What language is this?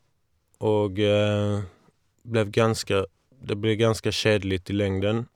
Norwegian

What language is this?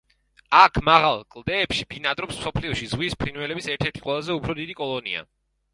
Georgian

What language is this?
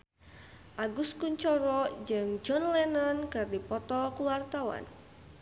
Sundanese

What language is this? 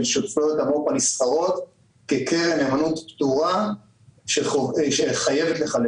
Hebrew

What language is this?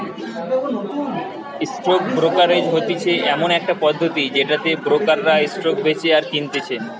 Bangla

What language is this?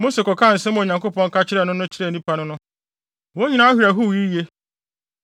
Akan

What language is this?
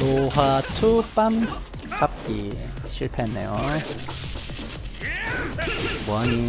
Korean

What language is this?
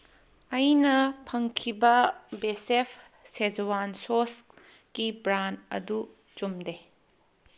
Manipuri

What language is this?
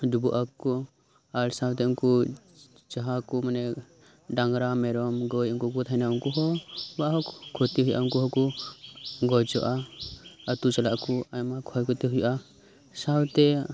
Santali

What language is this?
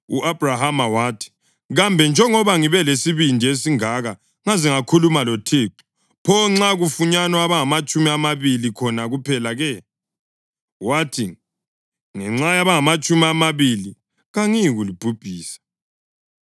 North Ndebele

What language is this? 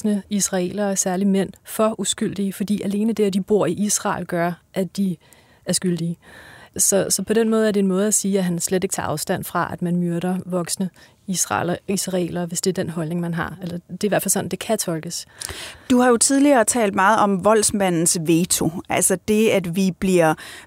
Danish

